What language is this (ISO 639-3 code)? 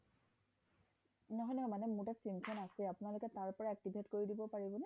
asm